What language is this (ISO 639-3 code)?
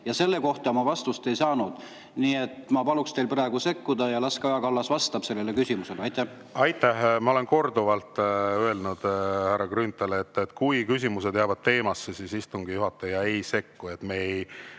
est